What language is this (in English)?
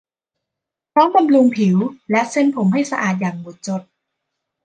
Thai